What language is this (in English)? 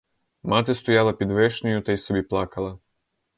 Ukrainian